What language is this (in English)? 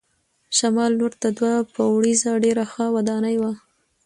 Pashto